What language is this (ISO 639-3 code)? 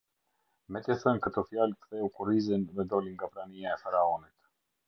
sqi